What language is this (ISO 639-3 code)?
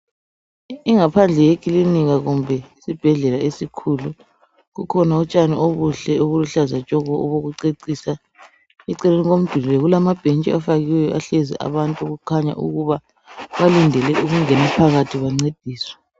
nde